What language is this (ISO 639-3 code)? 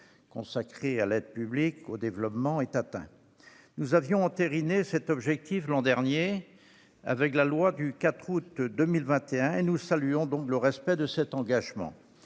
fra